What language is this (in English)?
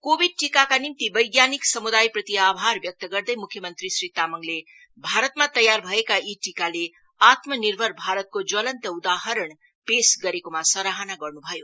Nepali